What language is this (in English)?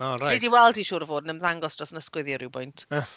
Welsh